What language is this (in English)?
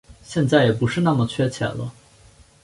Chinese